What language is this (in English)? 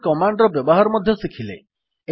Odia